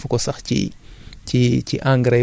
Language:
Wolof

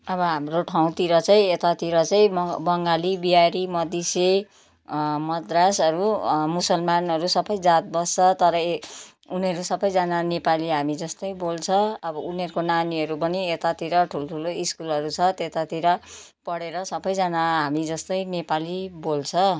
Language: Nepali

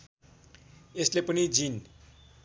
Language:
Nepali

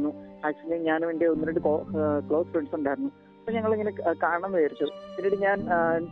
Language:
Malayalam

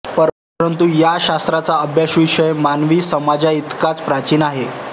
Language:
Marathi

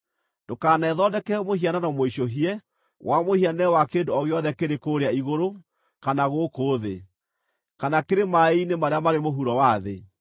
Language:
Kikuyu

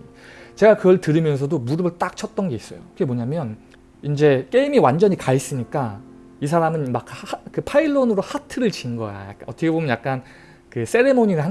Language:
Korean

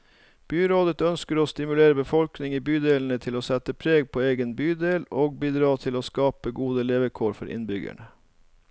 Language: Norwegian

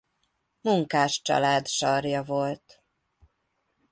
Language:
Hungarian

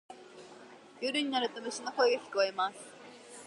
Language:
Japanese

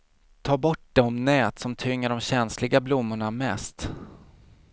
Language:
Swedish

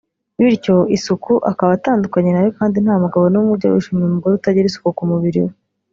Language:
Kinyarwanda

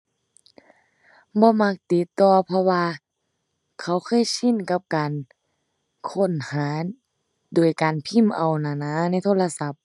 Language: Thai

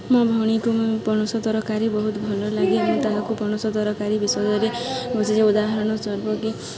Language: Odia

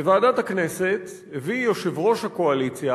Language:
Hebrew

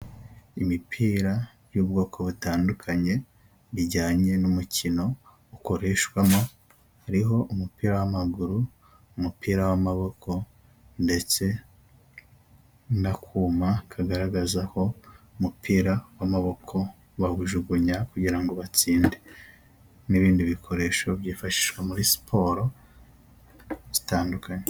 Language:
Kinyarwanda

